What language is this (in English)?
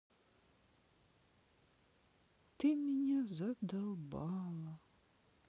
Russian